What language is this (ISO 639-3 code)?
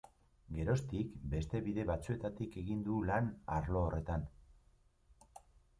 eus